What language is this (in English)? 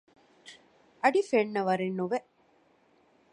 Divehi